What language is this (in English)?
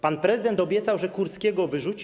Polish